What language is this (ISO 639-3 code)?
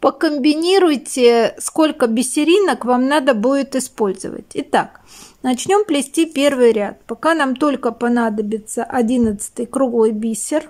rus